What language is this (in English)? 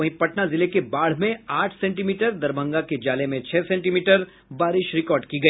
Hindi